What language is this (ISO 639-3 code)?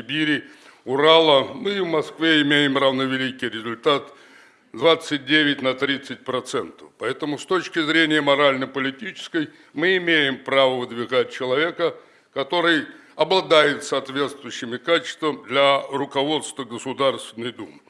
rus